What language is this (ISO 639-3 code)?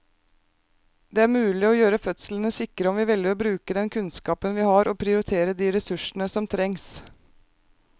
nor